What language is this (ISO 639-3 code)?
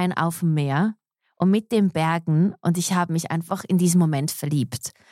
deu